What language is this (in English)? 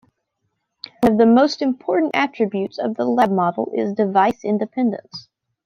English